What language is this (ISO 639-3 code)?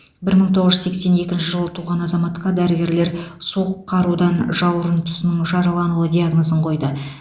kaz